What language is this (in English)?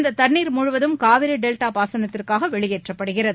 Tamil